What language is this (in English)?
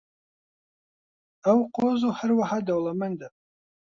Central Kurdish